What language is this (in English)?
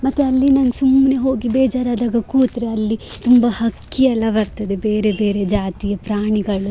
Kannada